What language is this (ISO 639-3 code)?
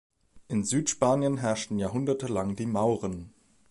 deu